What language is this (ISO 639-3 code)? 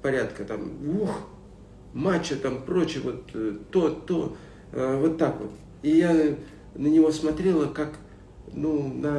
rus